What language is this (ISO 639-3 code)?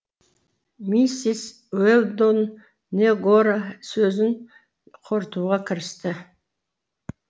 kaz